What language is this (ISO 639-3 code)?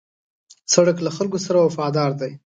pus